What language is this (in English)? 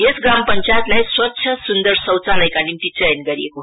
Nepali